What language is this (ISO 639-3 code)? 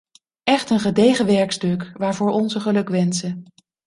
nld